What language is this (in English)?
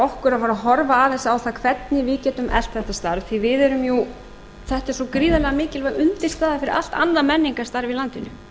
Icelandic